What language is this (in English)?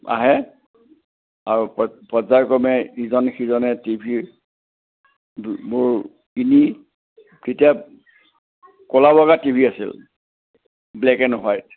Assamese